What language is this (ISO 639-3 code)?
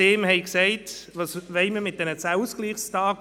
gsw